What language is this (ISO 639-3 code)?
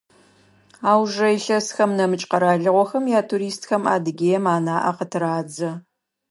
ady